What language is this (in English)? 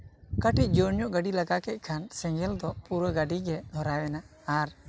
Santali